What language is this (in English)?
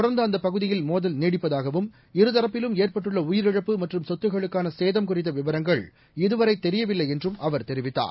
Tamil